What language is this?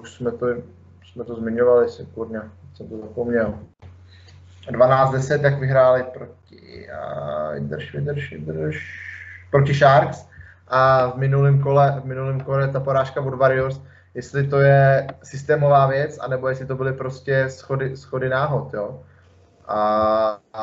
Czech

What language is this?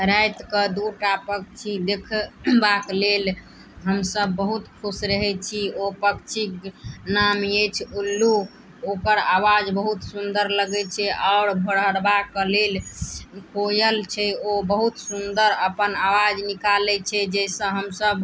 Maithili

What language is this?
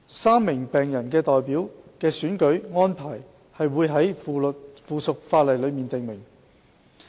Cantonese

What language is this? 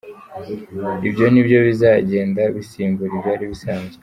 Kinyarwanda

